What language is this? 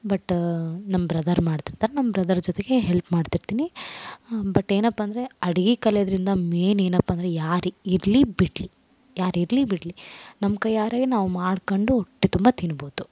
Kannada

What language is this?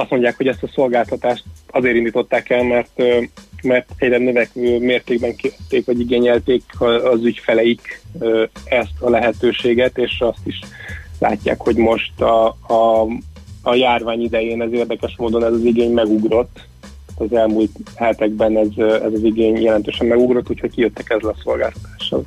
Hungarian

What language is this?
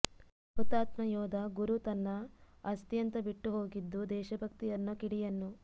Kannada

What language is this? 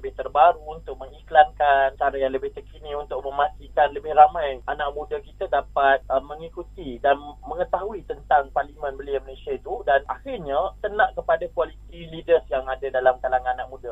Malay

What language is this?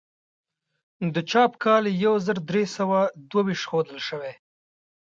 Pashto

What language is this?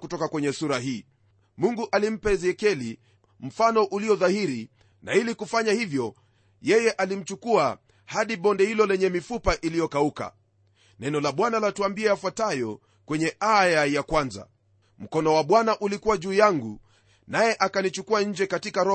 Swahili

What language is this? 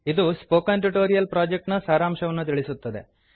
Kannada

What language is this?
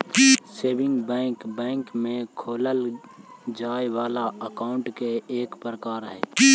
Magahi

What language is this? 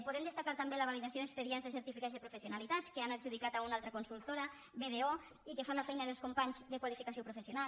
Catalan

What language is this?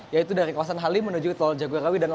Indonesian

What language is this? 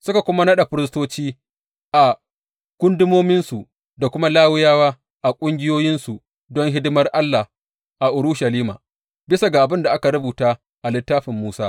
Hausa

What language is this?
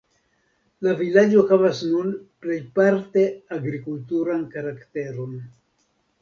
Esperanto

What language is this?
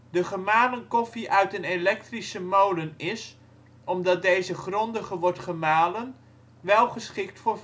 Dutch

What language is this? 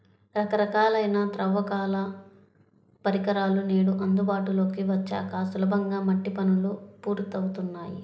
Telugu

